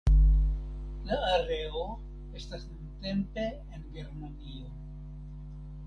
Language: Esperanto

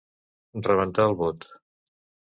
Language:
Catalan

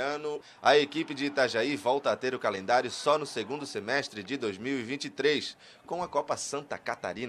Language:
Portuguese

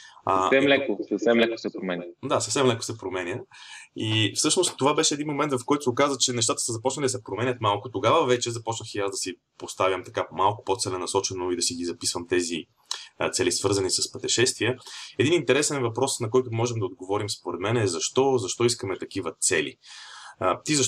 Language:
Bulgarian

